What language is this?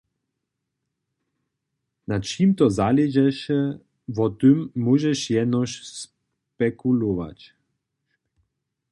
Upper Sorbian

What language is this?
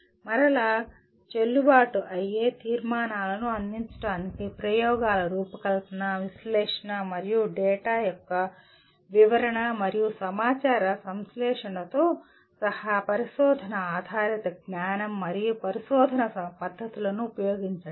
Telugu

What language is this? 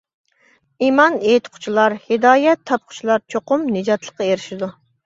Uyghur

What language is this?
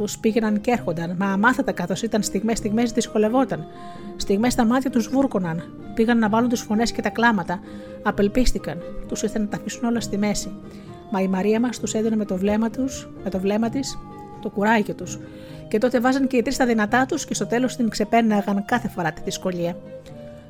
Greek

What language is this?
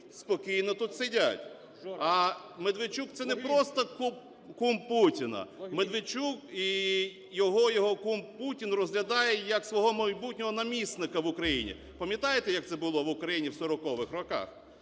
Ukrainian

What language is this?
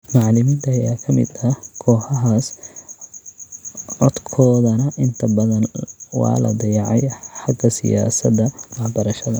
Somali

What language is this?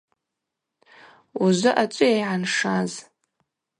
Abaza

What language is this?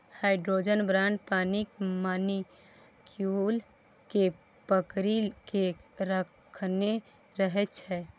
Maithili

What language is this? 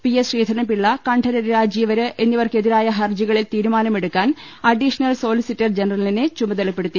Malayalam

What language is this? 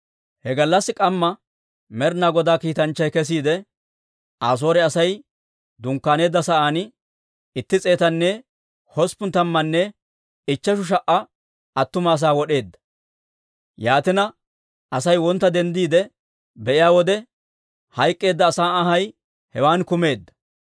Dawro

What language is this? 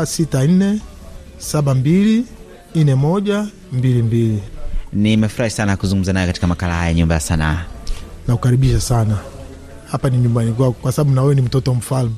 Swahili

